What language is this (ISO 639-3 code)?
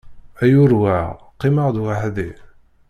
kab